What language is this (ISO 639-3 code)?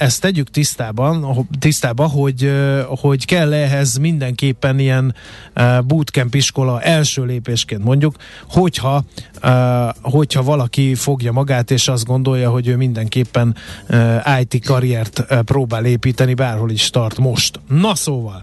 hun